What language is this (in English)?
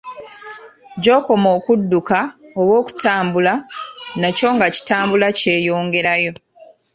Ganda